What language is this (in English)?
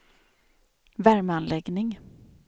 Swedish